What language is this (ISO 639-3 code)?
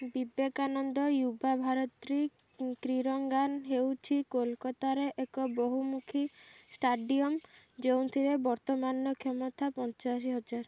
ori